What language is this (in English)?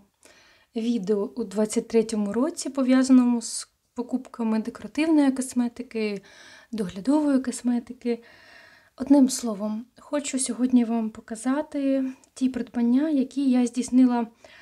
Ukrainian